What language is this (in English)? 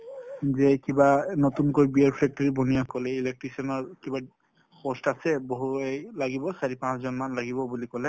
Assamese